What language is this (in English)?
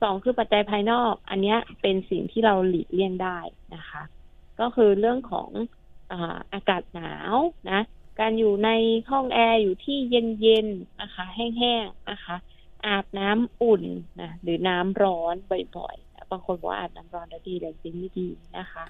Thai